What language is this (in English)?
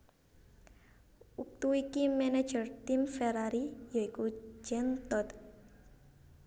Javanese